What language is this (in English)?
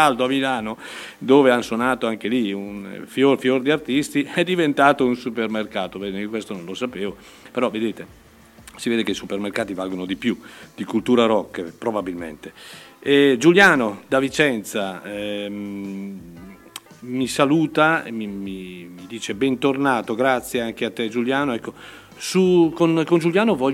Italian